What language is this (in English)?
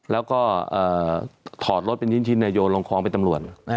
Thai